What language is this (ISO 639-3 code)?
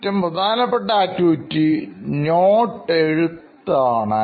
mal